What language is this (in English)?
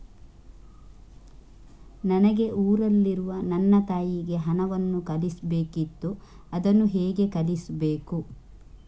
Kannada